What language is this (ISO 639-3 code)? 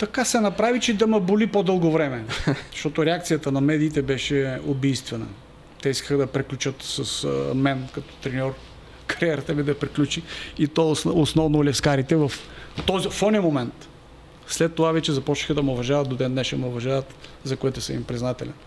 bul